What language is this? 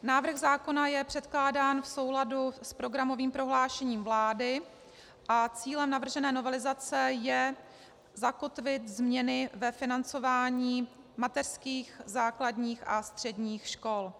Czech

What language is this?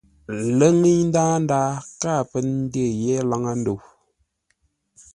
Ngombale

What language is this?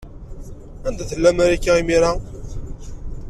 Kabyle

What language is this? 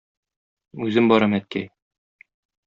Tatar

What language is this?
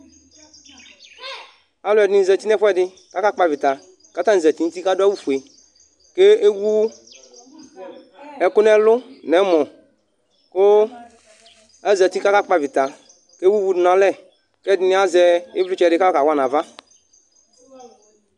Ikposo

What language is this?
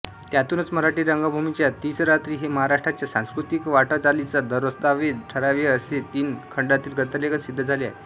Marathi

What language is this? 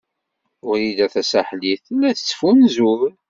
Kabyle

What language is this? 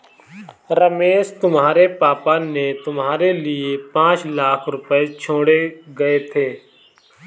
Hindi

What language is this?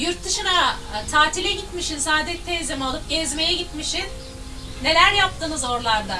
Turkish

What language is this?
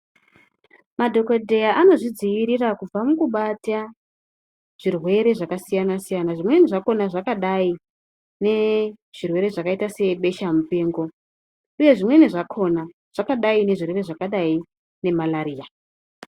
Ndau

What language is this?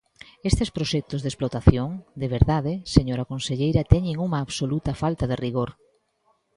Galician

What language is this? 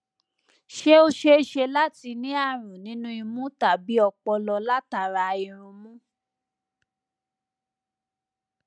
Yoruba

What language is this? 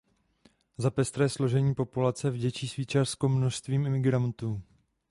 Czech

